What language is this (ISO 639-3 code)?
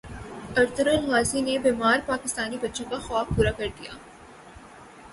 urd